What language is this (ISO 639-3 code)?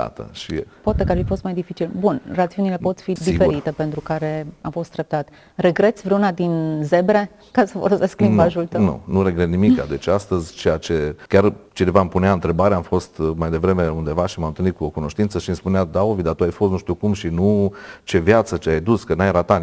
ron